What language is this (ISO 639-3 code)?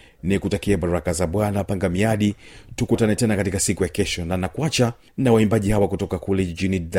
swa